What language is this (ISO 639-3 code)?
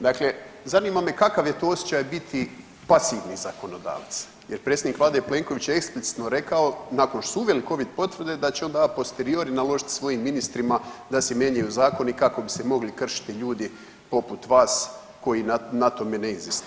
hrv